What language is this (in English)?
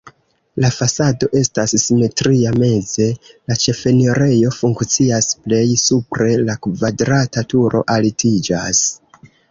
Esperanto